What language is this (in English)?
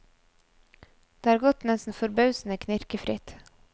Norwegian